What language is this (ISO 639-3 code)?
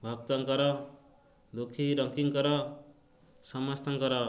ori